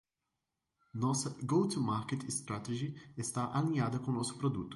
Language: Portuguese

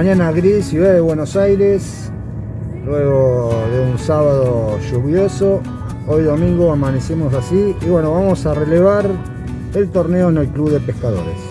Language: Spanish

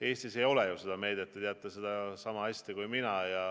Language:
Estonian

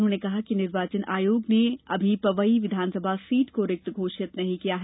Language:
Hindi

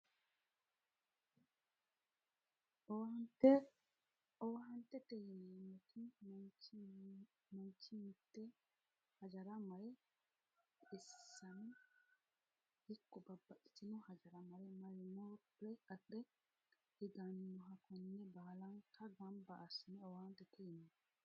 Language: Sidamo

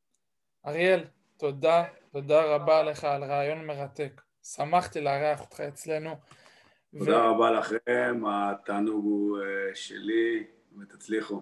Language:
Hebrew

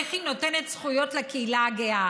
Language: Hebrew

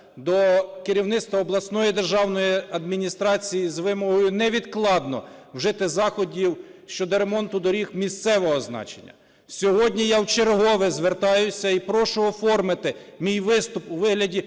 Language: Ukrainian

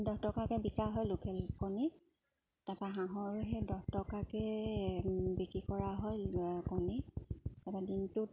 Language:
Assamese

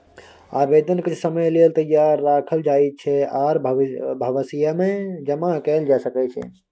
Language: Maithili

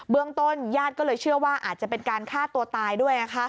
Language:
Thai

